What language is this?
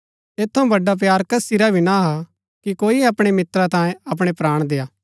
Gaddi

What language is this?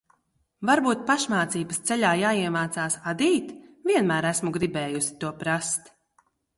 Latvian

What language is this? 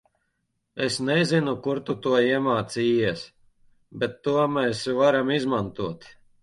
Latvian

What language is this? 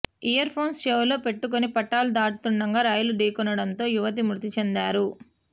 Telugu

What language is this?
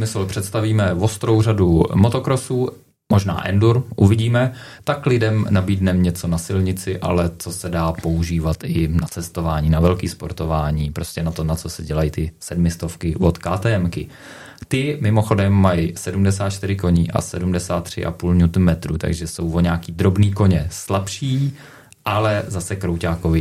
Czech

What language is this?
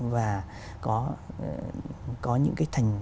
Vietnamese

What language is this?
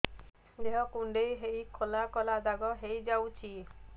Odia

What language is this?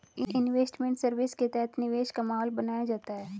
Hindi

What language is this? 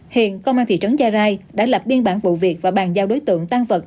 Vietnamese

